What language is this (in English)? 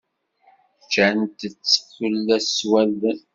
Kabyle